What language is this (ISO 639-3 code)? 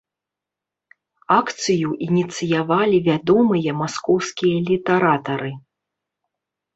bel